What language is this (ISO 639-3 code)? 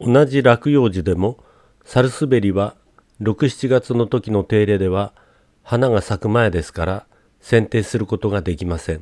jpn